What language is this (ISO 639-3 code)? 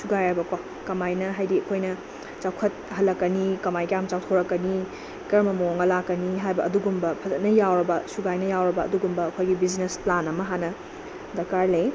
mni